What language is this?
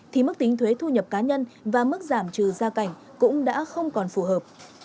Vietnamese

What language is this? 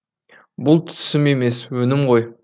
Kazakh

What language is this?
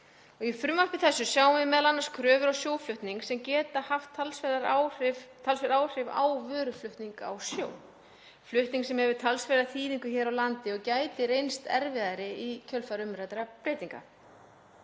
Icelandic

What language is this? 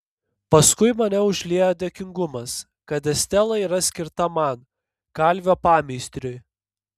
Lithuanian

